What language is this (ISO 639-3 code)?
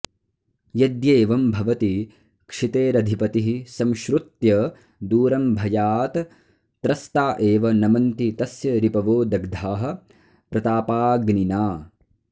san